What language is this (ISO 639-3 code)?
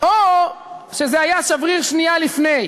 heb